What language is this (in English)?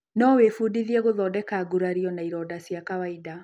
Kikuyu